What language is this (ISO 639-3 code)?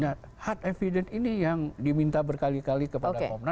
ind